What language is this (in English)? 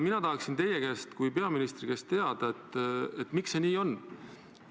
Estonian